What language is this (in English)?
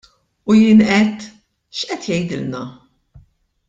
Maltese